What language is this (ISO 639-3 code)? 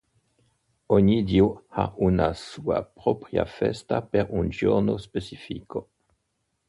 ita